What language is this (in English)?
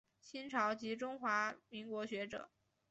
Chinese